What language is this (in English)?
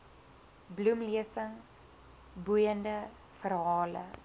Afrikaans